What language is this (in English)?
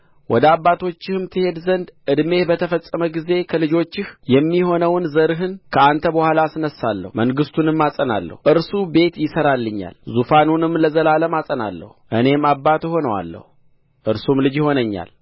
Amharic